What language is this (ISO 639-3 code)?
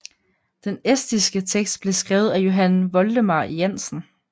dan